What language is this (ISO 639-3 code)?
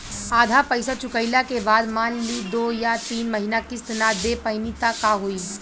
bho